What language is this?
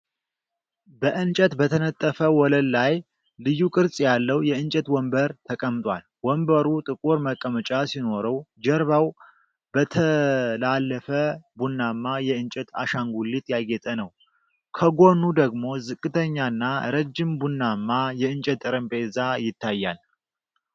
Amharic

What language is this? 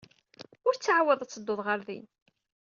Kabyle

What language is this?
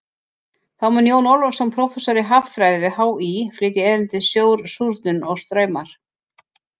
Icelandic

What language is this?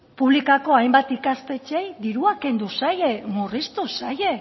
Basque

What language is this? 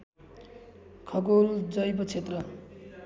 Nepali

